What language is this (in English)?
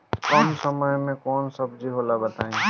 Bhojpuri